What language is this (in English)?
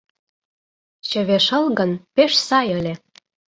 Mari